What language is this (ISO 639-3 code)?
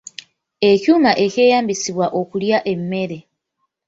lug